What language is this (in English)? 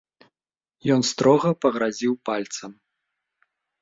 Belarusian